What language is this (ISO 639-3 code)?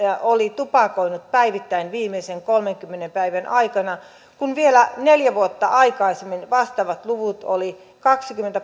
fin